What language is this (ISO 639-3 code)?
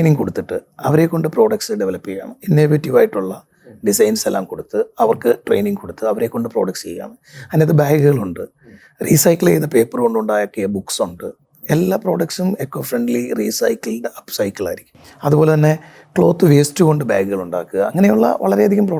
mal